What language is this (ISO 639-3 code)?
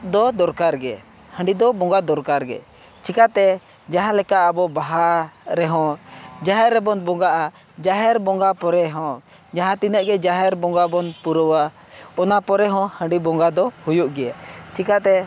sat